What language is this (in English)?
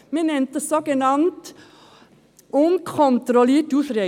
Swiss German